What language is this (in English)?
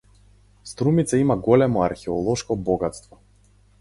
Macedonian